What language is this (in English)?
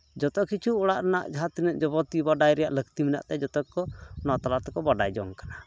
Santali